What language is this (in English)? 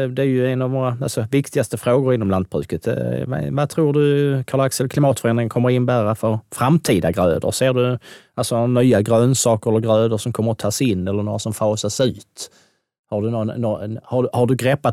Swedish